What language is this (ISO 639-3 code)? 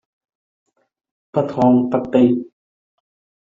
yue